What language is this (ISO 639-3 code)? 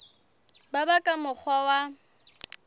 sot